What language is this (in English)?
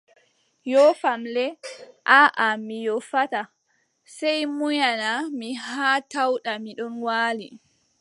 Adamawa Fulfulde